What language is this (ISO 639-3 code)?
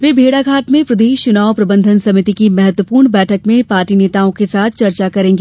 hin